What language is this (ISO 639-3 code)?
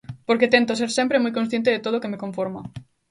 glg